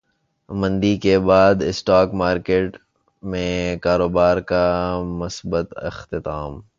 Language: Urdu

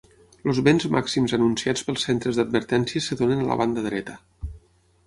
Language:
Catalan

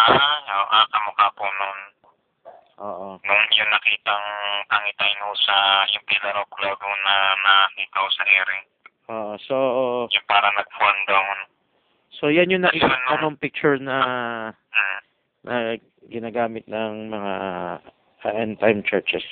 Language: Filipino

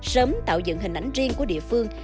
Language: Vietnamese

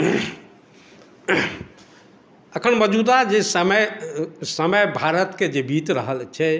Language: Maithili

